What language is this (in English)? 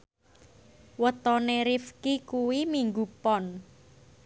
Javanese